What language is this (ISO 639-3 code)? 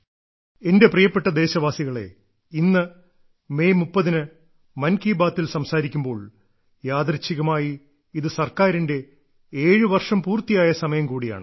mal